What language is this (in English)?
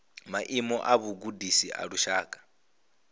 Venda